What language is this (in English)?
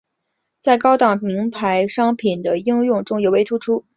Chinese